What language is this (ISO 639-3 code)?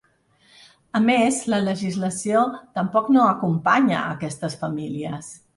cat